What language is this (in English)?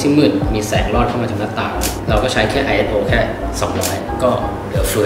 Thai